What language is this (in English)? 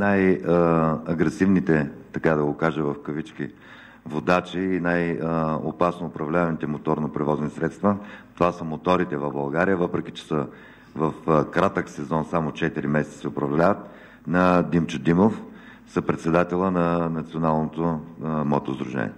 Bulgarian